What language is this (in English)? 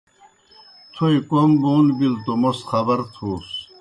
Kohistani Shina